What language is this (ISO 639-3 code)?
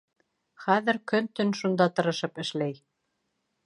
bak